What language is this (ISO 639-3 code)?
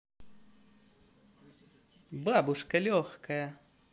rus